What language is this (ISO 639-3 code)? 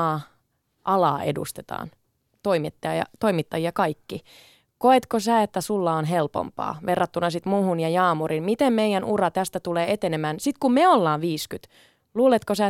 fin